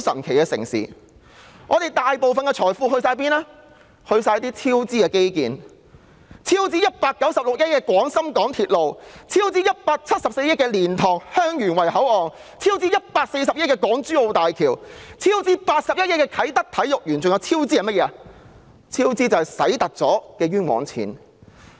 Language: Cantonese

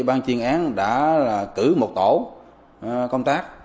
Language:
Vietnamese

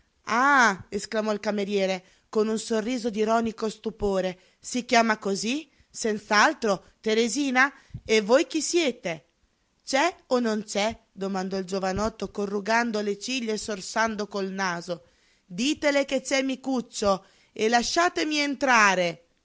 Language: Italian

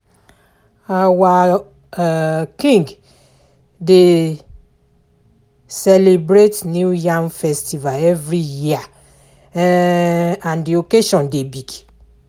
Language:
Nigerian Pidgin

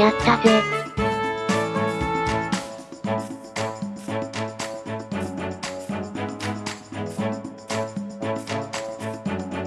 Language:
Japanese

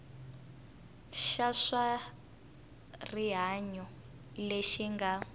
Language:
Tsonga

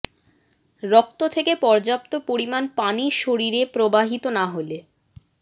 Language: Bangla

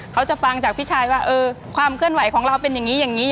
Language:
Thai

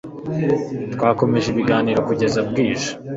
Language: Kinyarwanda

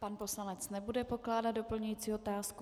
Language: Czech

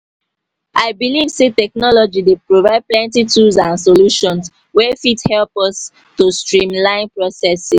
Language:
Nigerian Pidgin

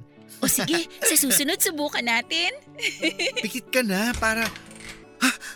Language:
Filipino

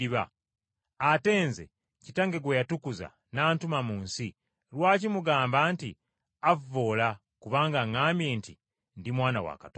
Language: Ganda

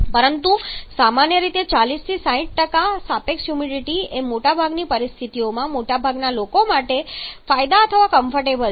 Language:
Gujarati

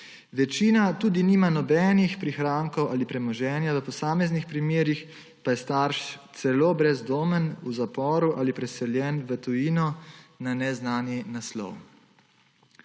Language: Slovenian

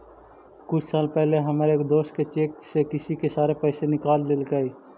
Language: Magahi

